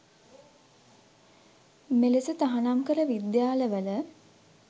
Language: Sinhala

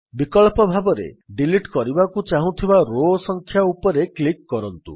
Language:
Odia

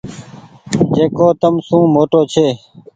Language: Goaria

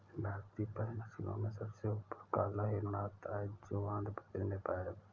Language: Hindi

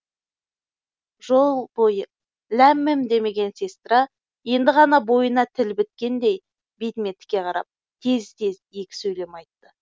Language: Kazakh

